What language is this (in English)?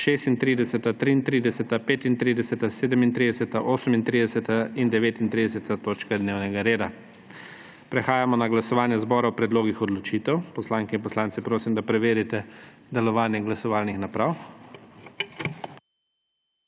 Slovenian